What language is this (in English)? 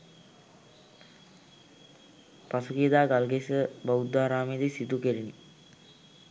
Sinhala